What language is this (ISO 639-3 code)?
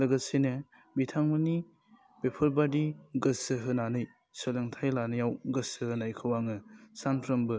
brx